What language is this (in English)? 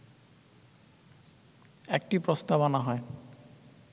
Bangla